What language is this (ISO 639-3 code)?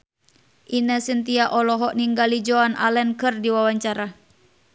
sun